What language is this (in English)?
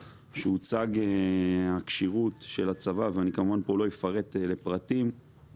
Hebrew